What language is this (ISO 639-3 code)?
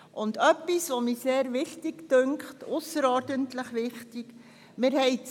gsw